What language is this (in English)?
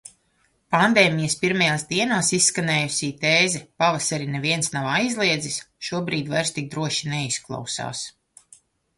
Latvian